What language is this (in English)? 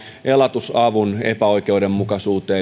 Finnish